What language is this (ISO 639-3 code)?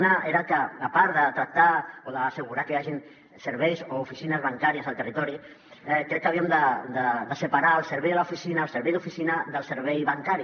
cat